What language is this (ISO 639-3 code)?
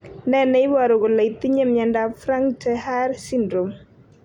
kln